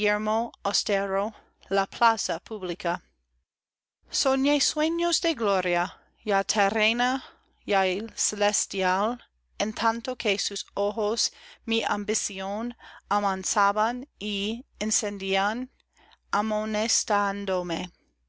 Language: Spanish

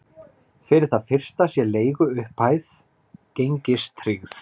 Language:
Icelandic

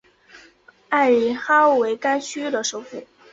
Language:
Chinese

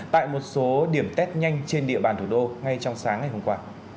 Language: Vietnamese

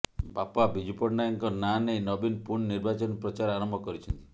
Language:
Odia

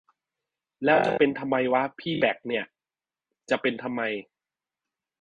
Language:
Thai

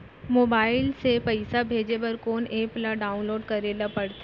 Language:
Chhattisgarhi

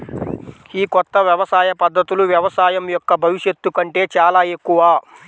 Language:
Telugu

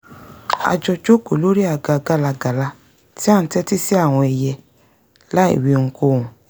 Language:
Yoruba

